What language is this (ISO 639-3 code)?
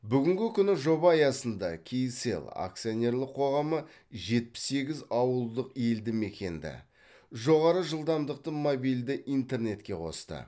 kaz